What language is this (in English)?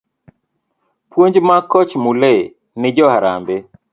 Luo (Kenya and Tanzania)